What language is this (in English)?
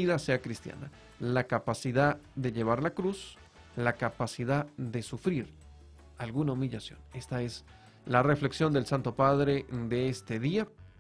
Spanish